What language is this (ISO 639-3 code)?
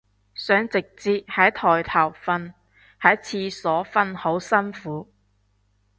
yue